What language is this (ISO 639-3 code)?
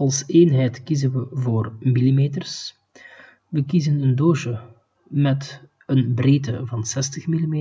nld